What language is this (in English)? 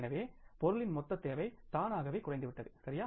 Tamil